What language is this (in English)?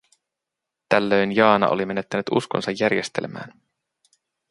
Finnish